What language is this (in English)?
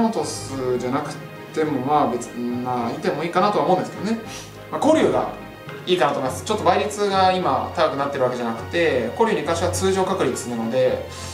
Japanese